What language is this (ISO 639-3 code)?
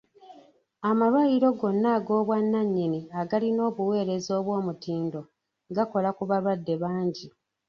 lug